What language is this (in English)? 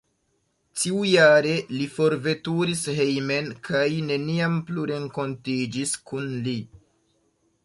Esperanto